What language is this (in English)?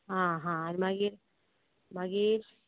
Konkani